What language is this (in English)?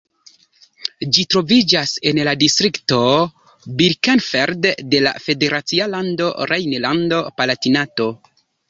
Esperanto